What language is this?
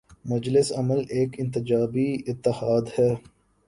Urdu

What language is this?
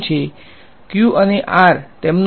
Gujarati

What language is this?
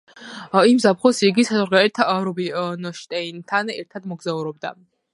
Georgian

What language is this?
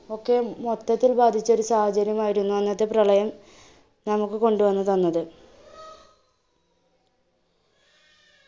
Malayalam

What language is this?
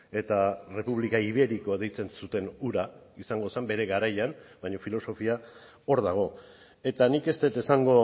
Basque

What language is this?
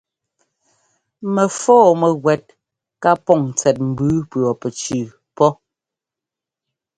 Ngomba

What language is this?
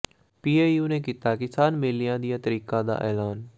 Punjabi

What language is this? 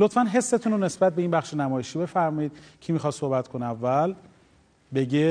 Persian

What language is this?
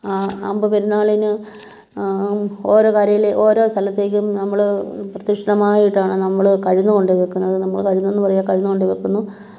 Malayalam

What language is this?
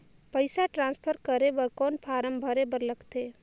Chhattisgarhi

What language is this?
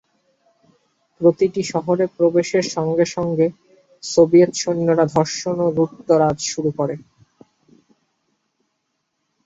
Bangla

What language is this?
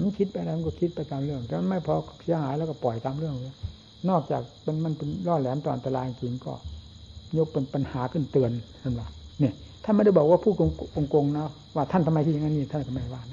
Thai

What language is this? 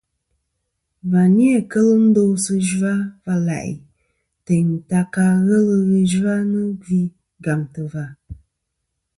Kom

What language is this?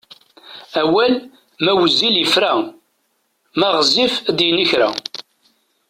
Kabyle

